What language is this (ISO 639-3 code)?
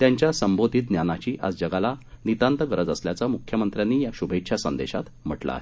mar